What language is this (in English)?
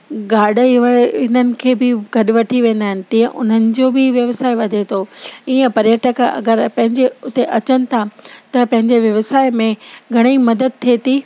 Sindhi